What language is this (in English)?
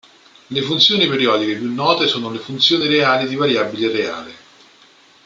Italian